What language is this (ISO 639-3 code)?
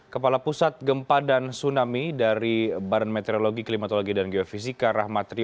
ind